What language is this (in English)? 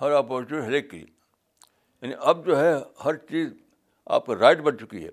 Urdu